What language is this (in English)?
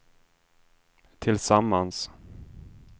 Swedish